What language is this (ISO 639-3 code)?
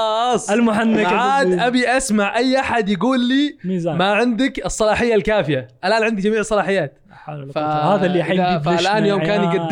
ara